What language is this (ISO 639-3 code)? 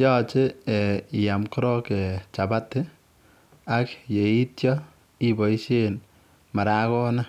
kln